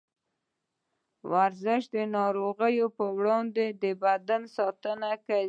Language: Pashto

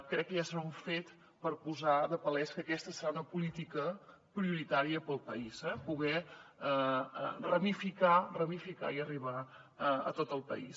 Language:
Catalan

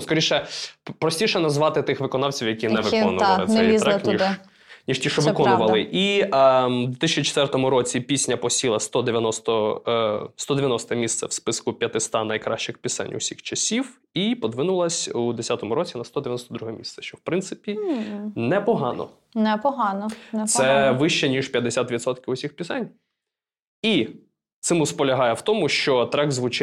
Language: Ukrainian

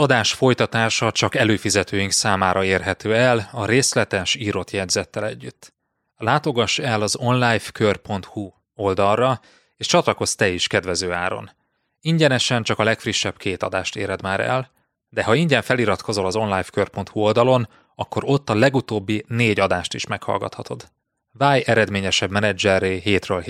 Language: Hungarian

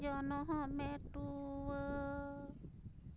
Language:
Santali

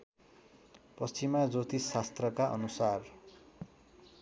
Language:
Nepali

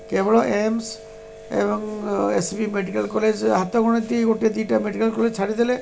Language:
Odia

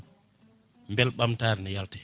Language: Fula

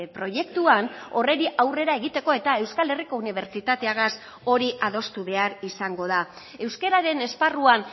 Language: Basque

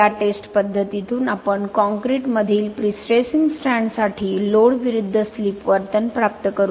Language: Marathi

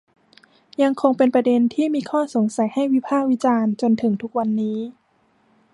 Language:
Thai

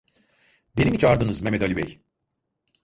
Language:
Turkish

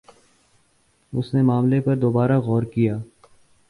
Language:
Urdu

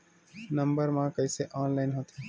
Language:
Chhattisgarhi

